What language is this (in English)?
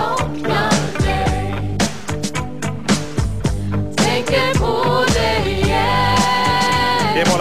Swedish